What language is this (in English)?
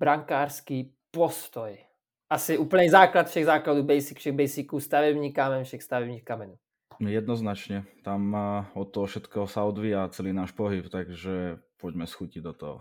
Czech